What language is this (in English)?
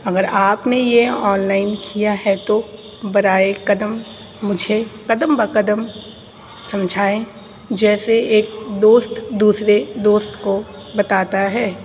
Urdu